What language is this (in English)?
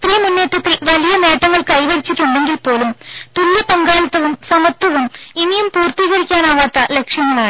Malayalam